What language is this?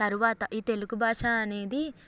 Telugu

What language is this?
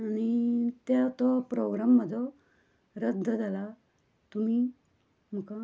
Konkani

